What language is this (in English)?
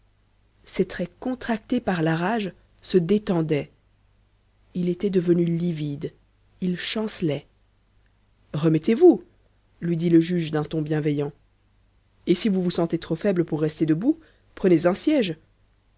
French